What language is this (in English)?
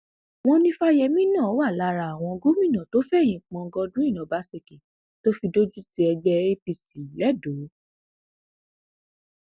Yoruba